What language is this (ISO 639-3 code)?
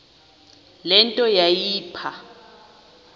xho